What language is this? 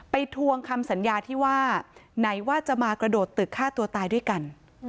Thai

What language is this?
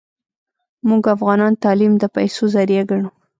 Pashto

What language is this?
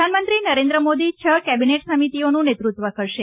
Gujarati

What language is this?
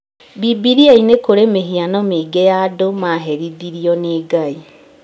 Kikuyu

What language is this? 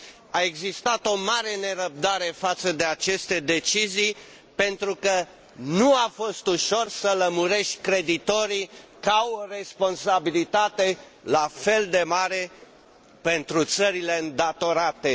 Romanian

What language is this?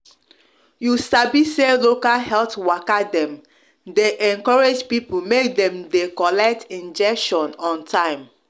Nigerian Pidgin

